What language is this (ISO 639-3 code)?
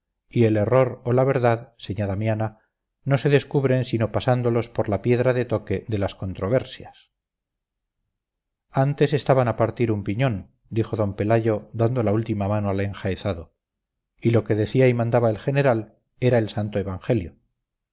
spa